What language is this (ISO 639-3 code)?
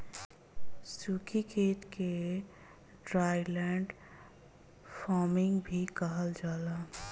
bho